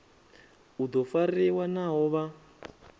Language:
Venda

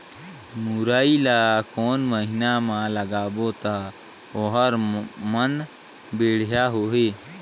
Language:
Chhattisgarhi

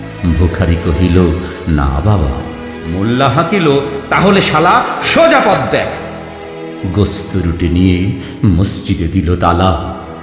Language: Bangla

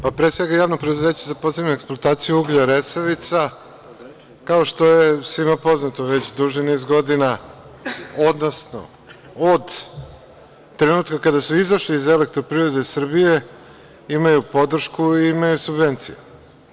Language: Serbian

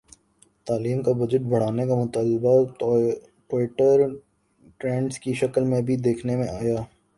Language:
Urdu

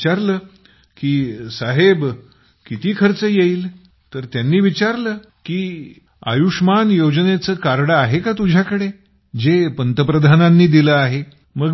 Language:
Marathi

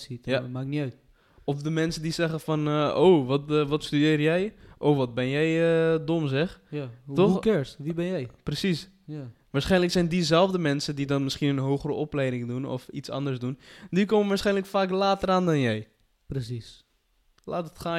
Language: Dutch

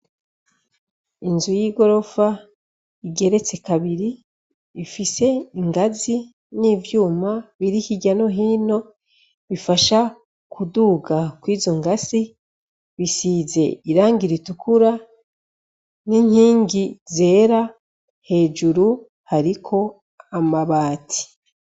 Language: Rundi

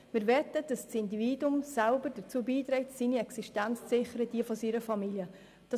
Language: Swiss German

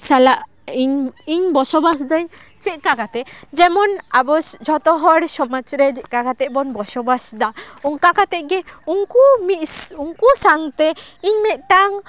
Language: Santali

